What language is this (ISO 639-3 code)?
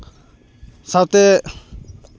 sat